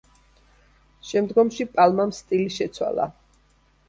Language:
Georgian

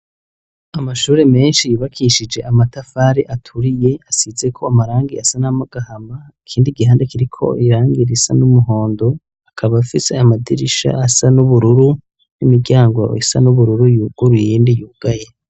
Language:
Rundi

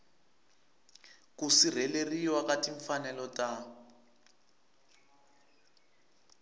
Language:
Tsonga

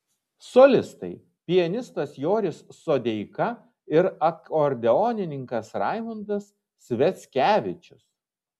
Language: Lithuanian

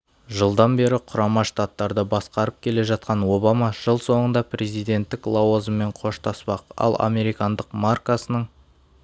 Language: Kazakh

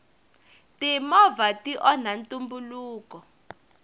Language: Tsonga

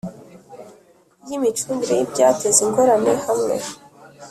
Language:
Kinyarwanda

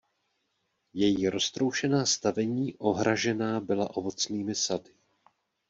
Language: Czech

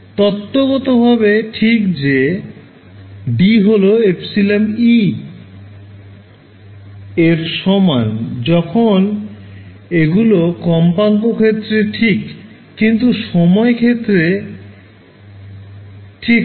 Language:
Bangla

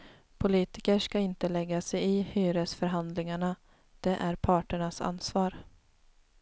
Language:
Swedish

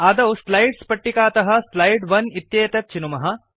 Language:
Sanskrit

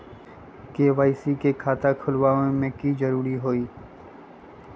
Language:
Magahi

